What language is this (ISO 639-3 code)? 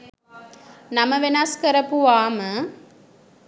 sin